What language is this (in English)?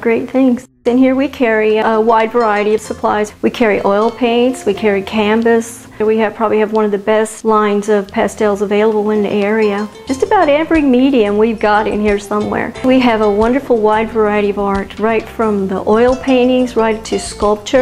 English